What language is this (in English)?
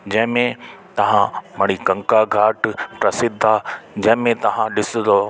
Sindhi